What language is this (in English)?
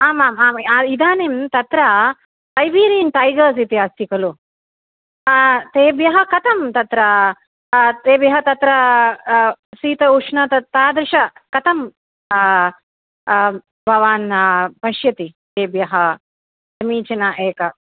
Sanskrit